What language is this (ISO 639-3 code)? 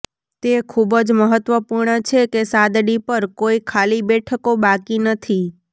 guj